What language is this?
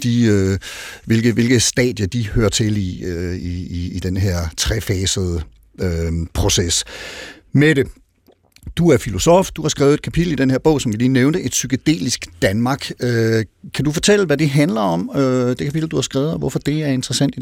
Danish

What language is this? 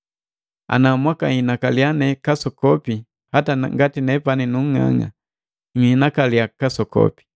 Matengo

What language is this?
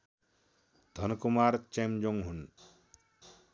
Nepali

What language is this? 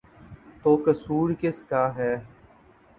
Urdu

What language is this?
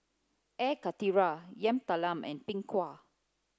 English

